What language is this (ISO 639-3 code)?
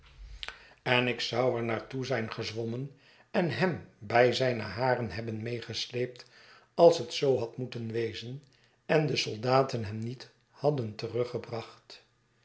nld